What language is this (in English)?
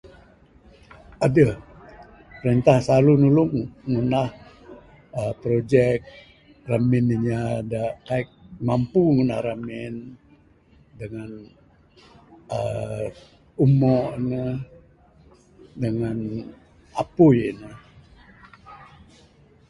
Bukar-Sadung Bidayuh